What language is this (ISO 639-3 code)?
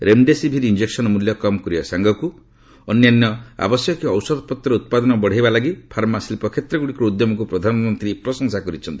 ori